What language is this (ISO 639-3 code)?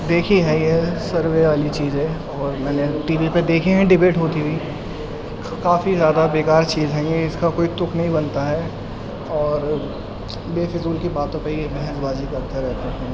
urd